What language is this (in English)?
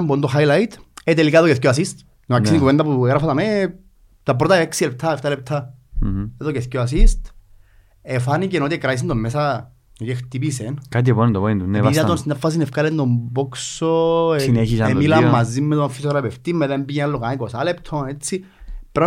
Greek